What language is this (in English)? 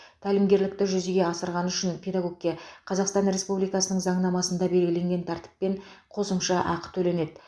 Kazakh